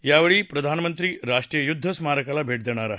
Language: Marathi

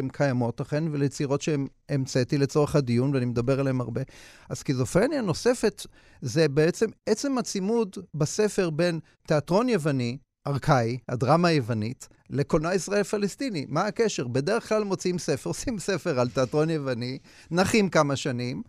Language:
Hebrew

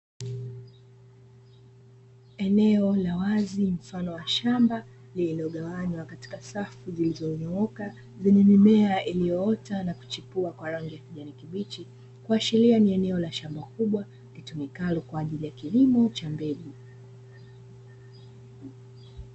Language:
Swahili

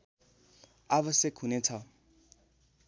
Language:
Nepali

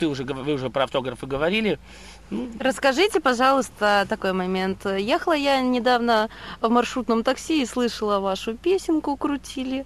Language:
Russian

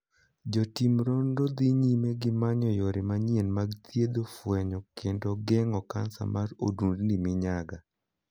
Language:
Luo (Kenya and Tanzania)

